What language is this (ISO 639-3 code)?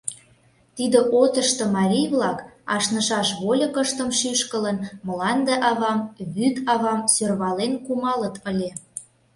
chm